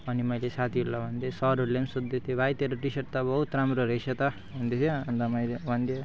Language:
Nepali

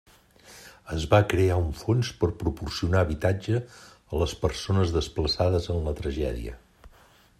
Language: Catalan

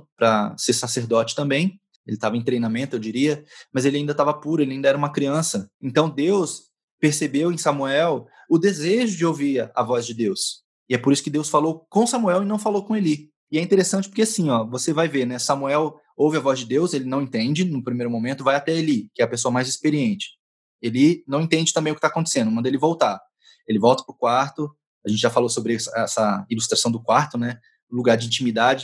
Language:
Portuguese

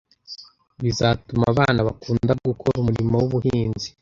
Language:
Kinyarwanda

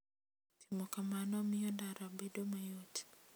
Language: Luo (Kenya and Tanzania)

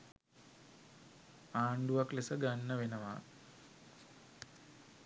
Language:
Sinhala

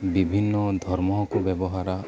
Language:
Santali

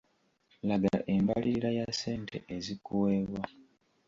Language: Ganda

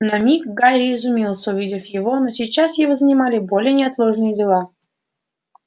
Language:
Russian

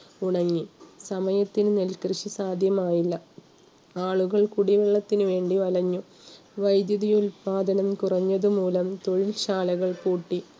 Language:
Malayalam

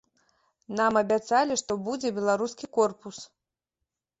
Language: Belarusian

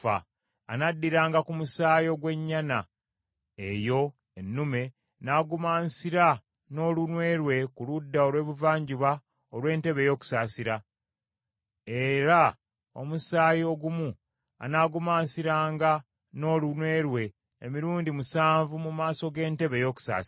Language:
Ganda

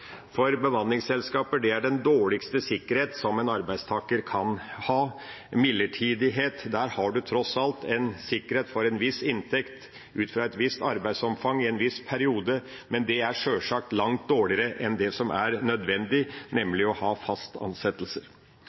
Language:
Norwegian Bokmål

